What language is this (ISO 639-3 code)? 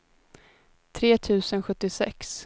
swe